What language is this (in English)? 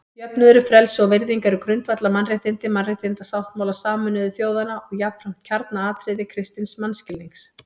Icelandic